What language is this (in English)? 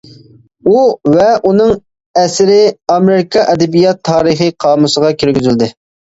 Uyghur